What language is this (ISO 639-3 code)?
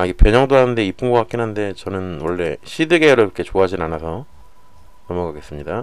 kor